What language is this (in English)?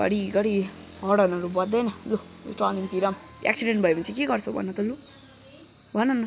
Nepali